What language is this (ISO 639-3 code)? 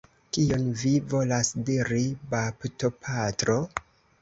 epo